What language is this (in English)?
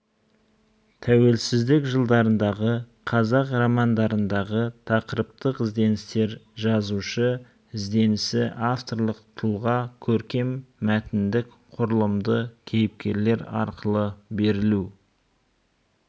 Kazakh